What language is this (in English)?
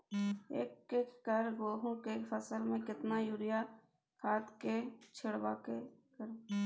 Maithili